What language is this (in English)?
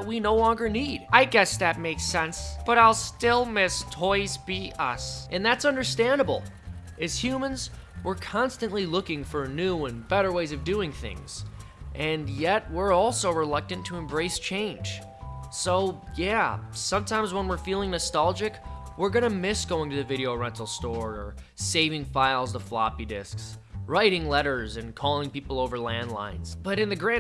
English